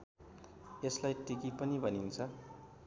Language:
Nepali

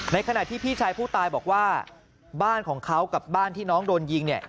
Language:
Thai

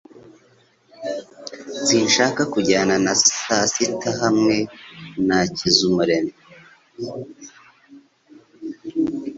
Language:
Kinyarwanda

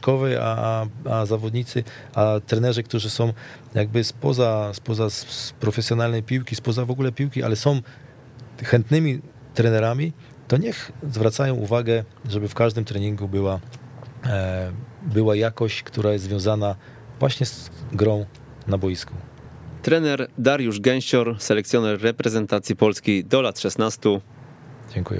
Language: Polish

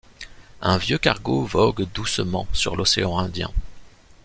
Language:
French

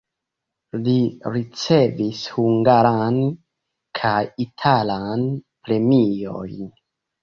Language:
Esperanto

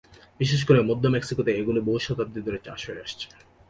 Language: Bangla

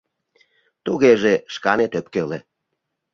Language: Mari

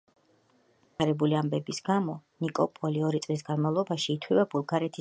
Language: Georgian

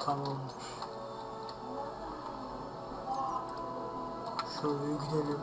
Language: Turkish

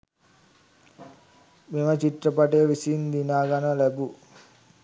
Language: Sinhala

